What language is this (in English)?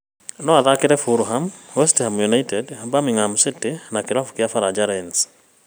Kikuyu